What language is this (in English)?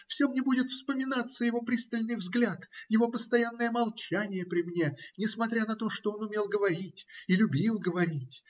Russian